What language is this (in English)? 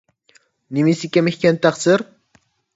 Uyghur